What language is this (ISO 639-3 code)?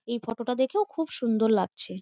ben